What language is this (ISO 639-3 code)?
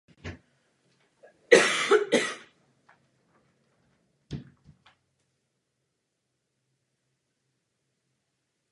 ces